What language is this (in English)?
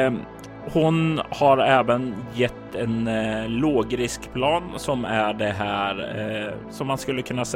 Swedish